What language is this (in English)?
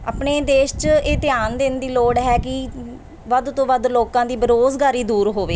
Punjabi